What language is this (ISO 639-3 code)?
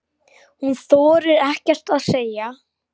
isl